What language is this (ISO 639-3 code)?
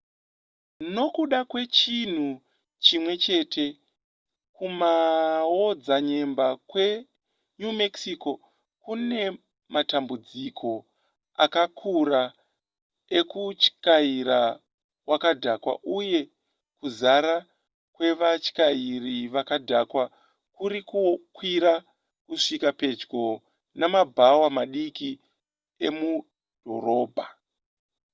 sna